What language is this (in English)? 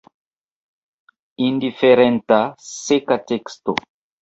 Esperanto